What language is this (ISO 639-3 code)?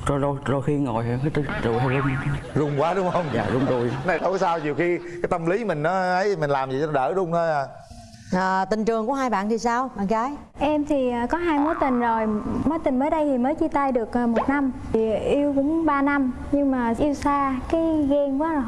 vie